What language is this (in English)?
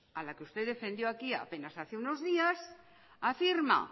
Spanish